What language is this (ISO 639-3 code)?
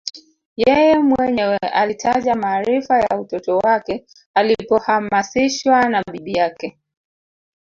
swa